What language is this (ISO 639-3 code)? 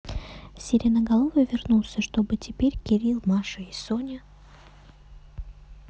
rus